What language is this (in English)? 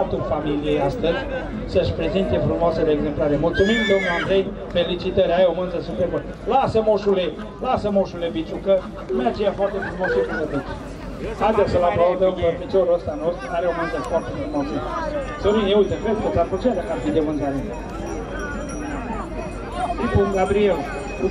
Romanian